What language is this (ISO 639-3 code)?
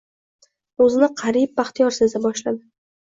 uzb